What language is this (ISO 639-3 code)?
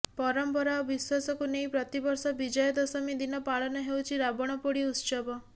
ori